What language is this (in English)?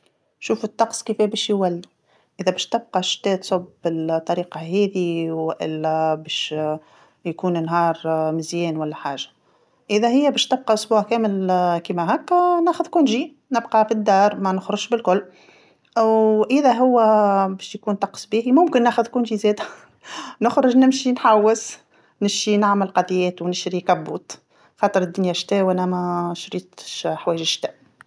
Tunisian Arabic